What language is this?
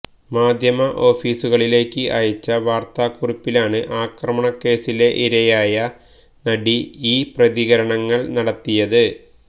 Malayalam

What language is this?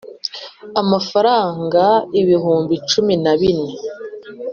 Kinyarwanda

